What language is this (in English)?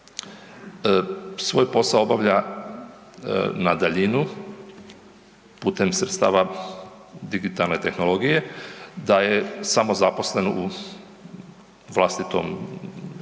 Croatian